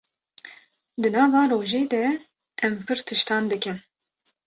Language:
Kurdish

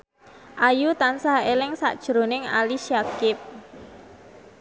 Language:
Javanese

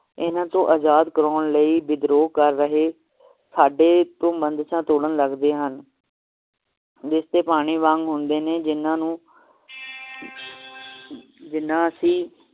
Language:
Punjabi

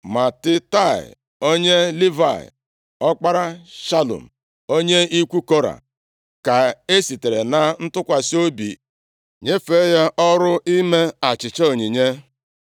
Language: Igbo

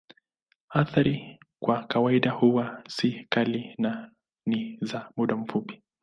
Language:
Swahili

